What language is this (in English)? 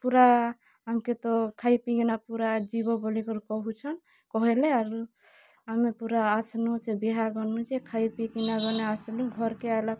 Odia